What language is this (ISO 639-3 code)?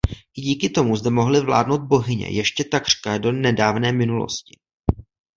ces